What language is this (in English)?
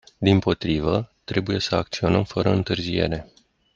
Romanian